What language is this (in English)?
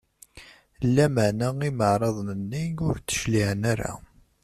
Kabyle